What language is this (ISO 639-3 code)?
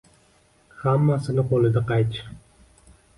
uzb